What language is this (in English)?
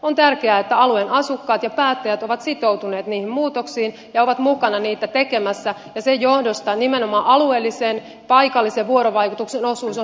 Finnish